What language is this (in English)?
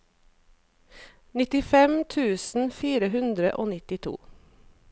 Norwegian